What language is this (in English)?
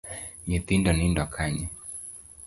Luo (Kenya and Tanzania)